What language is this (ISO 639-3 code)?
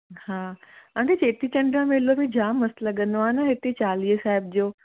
snd